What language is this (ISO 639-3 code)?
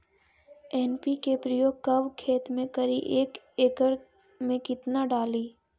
mag